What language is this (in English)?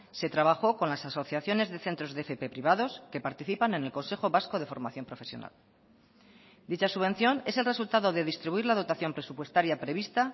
Spanish